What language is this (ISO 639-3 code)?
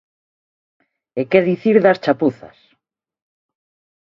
glg